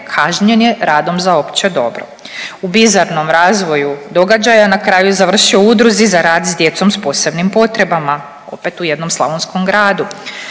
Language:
Croatian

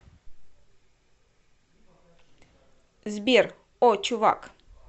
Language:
Russian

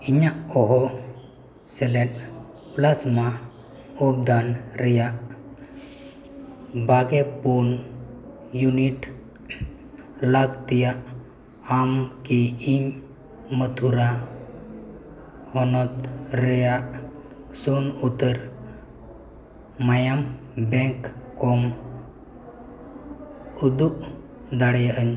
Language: Santali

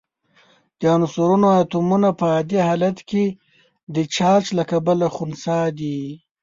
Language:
Pashto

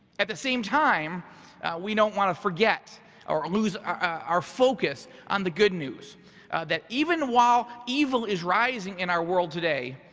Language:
English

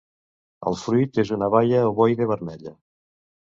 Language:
Catalan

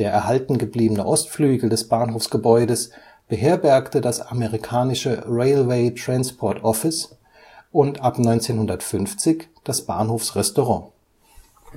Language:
German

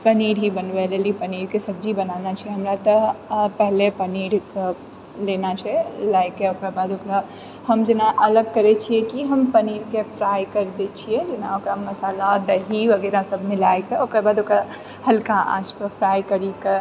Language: Maithili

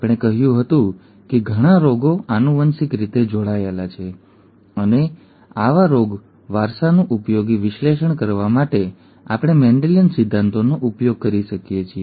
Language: Gujarati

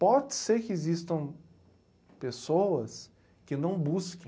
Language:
Portuguese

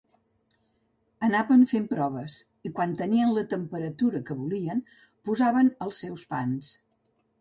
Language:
Catalan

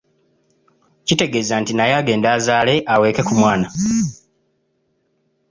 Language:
Ganda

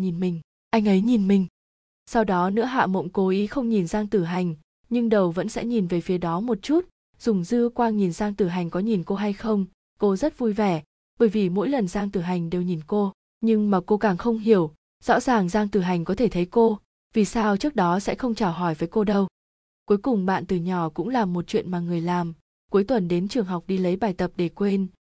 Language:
Vietnamese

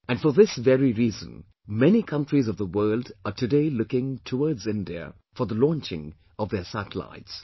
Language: English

